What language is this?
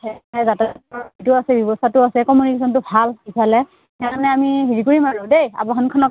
Assamese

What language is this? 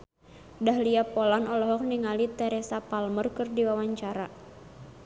Sundanese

